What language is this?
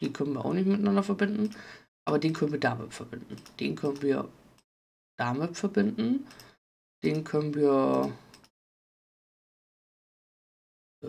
German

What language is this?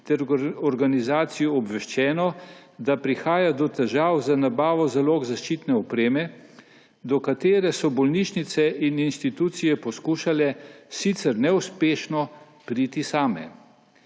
Slovenian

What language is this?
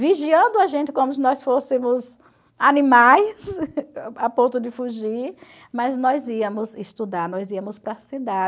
Portuguese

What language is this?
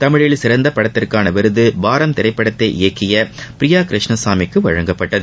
Tamil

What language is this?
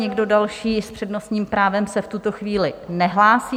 Czech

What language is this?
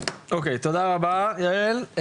Hebrew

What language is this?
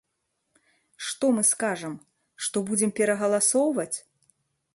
Belarusian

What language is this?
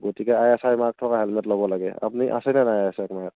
Assamese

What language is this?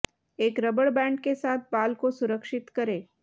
Hindi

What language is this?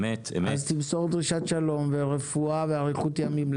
Hebrew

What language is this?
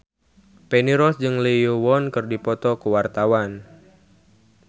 Sundanese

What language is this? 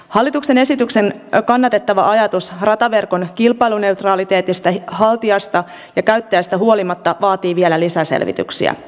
Finnish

